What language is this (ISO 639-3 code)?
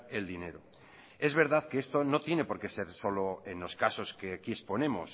spa